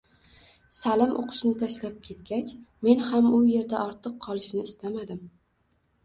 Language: Uzbek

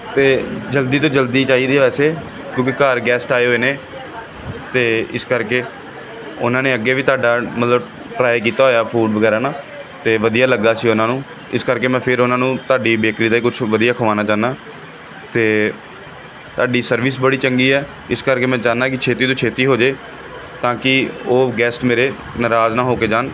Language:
Punjabi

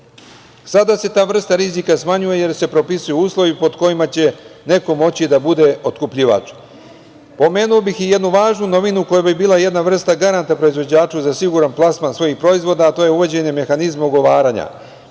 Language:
Serbian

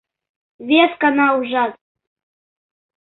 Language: Mari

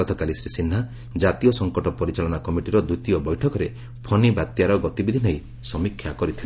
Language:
Odia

